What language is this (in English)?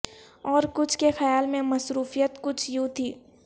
Urdu